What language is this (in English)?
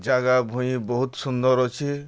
Odia